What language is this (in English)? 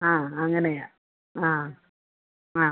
Malayalam